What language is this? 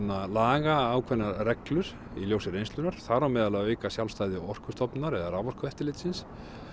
Icelandic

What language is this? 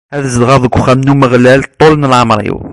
Kabyle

